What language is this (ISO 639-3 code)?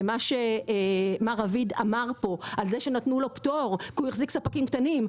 heb